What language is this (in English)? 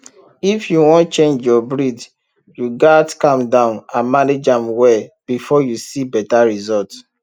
Nigerian Pidgin